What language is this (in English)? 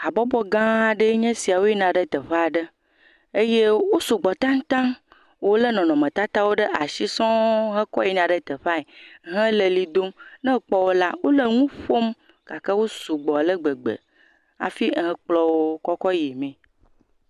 Ewe